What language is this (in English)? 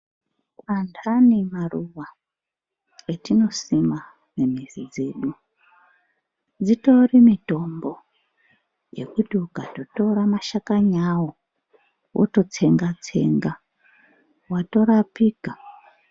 Ndau